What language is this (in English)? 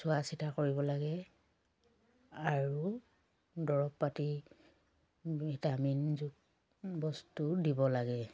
Assamese